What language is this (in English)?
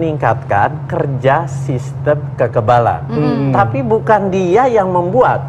Indonesian